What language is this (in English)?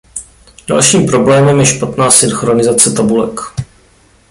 Czech